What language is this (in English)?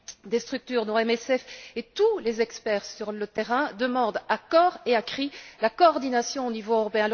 French